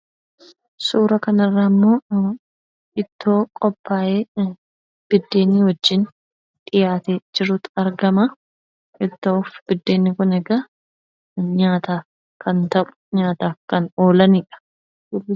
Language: Oromo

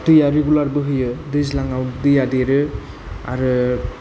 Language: Bodo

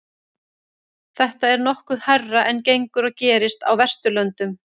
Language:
Icelandic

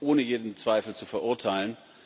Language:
German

